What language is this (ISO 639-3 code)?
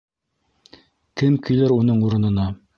bak